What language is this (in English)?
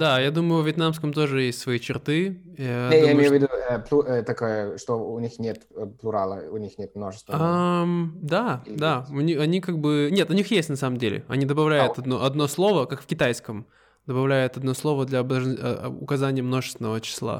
Russian